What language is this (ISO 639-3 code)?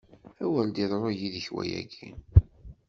kab